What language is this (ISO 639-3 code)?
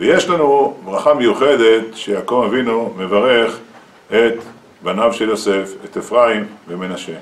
heb